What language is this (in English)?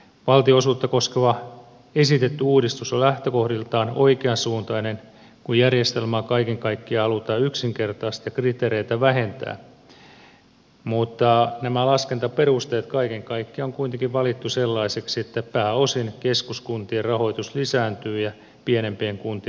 Finnish